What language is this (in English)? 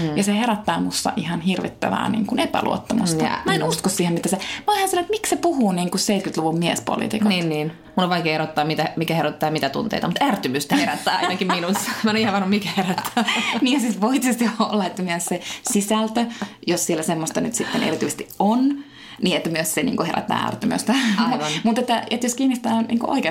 Finnish